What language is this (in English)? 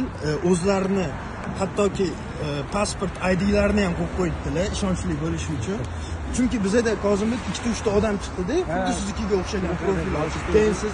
Turkish